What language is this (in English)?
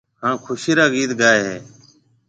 Marwari (Pakistan)